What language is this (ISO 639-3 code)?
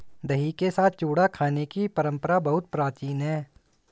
hin